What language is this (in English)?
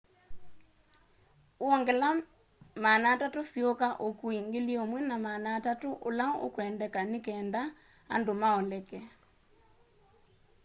Kamba